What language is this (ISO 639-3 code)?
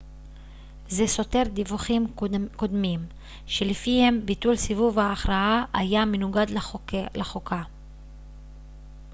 heb